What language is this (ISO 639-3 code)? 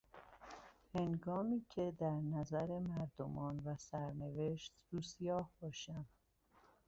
fas